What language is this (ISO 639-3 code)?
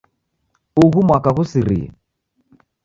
dav